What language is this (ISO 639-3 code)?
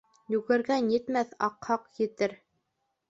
bak